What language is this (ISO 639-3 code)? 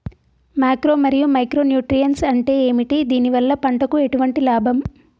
tel